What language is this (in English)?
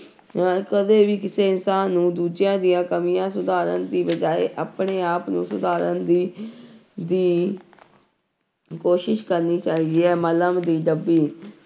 Punjabi